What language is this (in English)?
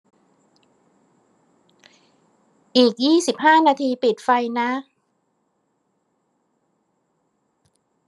Thai